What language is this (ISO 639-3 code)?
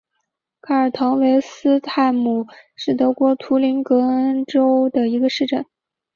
zho